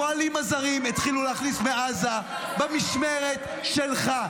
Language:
Hebrew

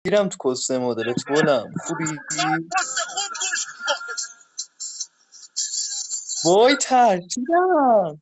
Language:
Persian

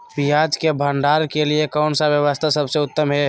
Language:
Magahi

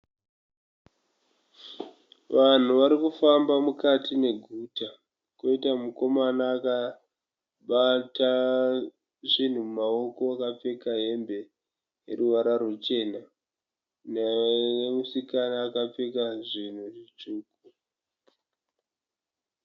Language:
Shona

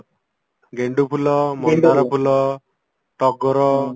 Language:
Odia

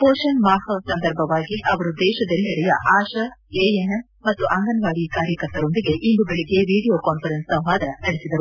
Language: Kannada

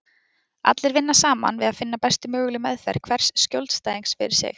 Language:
Icelandic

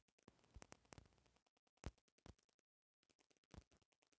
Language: Bhojpuri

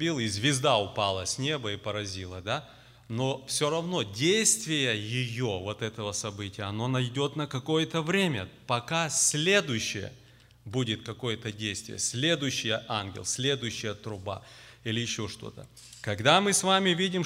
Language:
Russian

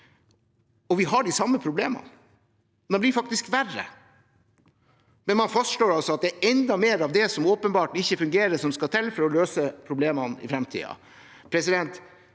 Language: Norwegian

